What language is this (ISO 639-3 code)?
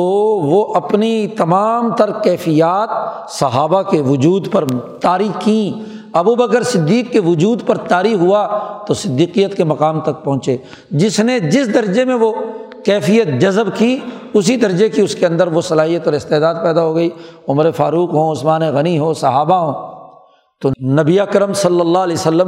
urd